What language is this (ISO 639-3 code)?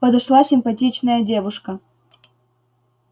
rus